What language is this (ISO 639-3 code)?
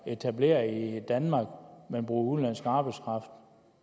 dan